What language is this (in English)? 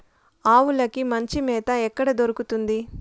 Telugu